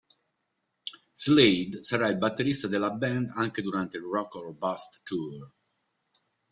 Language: Italian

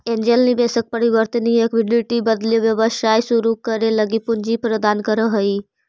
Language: Magahi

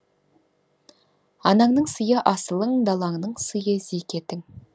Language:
Kazakh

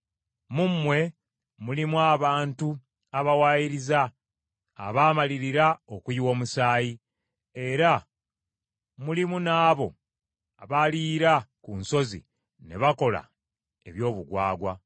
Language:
Ganda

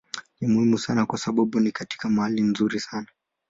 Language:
Swahili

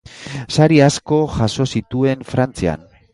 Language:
Basque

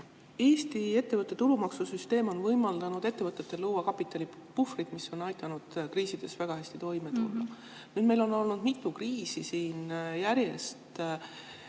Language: Estonian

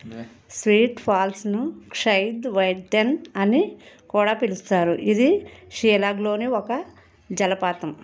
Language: Telugu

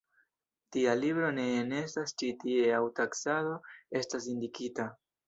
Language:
Esperanto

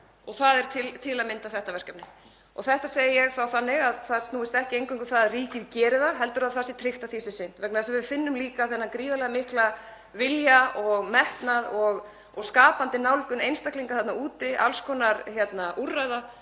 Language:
Icelandic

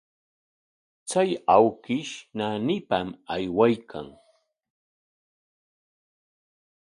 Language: Corongo Ancash Quechua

